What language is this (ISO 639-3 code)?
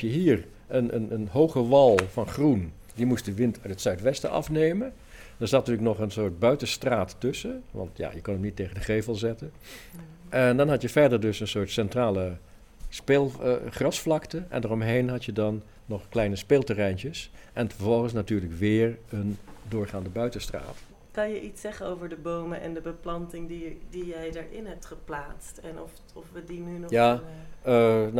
nld